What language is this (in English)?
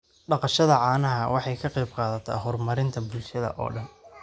Somali